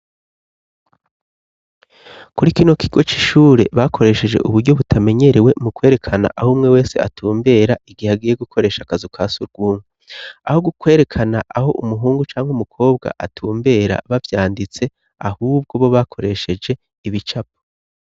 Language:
Rundi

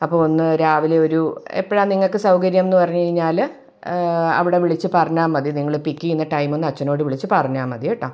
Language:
Malayalam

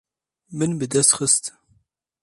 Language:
Kurdish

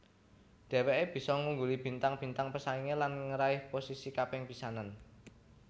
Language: Javanese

